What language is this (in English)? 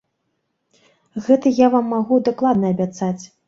Belarusian